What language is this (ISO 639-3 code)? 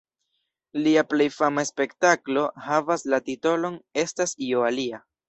epo